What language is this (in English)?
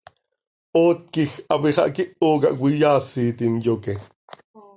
Seri